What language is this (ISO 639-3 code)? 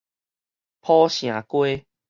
nan